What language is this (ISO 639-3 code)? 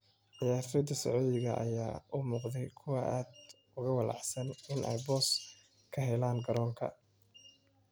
som